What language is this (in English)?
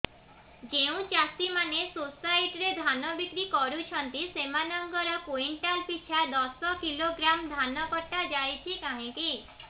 Odia